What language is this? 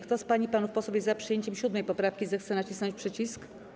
Polish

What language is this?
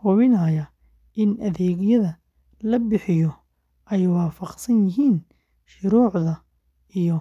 Somali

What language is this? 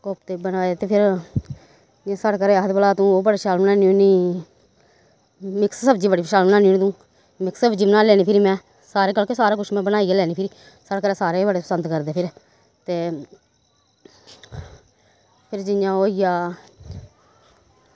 Dogri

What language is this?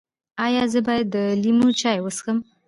Pashto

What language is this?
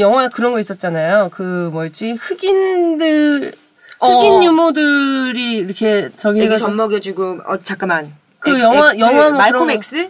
Korean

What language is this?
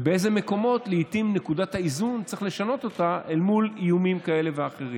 Hebrew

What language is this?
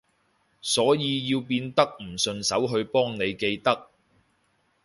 Cantonese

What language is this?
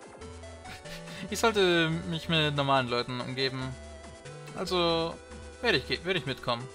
German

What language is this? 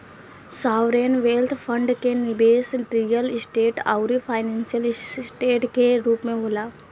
Bhojpuri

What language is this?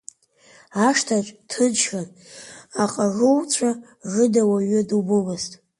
Abkhazian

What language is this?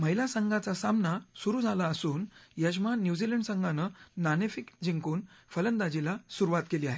Marathi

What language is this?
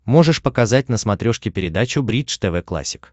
Russian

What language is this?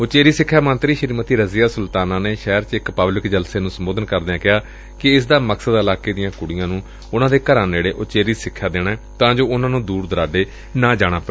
Punjabi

